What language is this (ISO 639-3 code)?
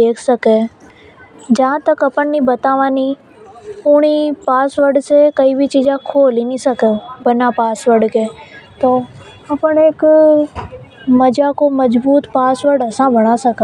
hoj